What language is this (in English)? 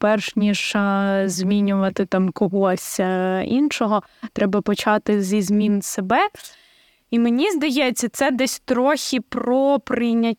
Ukrainian